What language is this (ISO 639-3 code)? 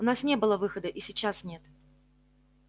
rus